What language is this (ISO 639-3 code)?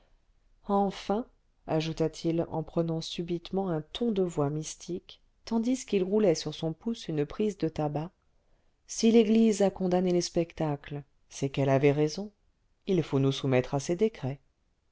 fra